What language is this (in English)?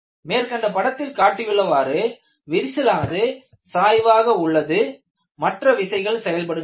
Tamil